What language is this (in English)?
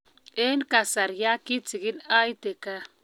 Kalenjin